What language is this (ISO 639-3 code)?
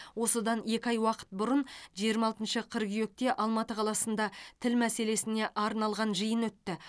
kaz